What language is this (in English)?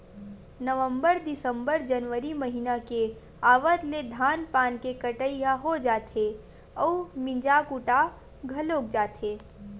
Chhattisgarhi